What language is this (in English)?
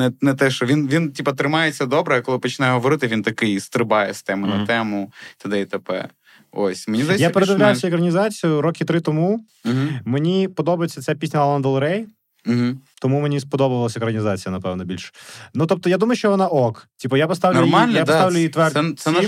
Ukrainian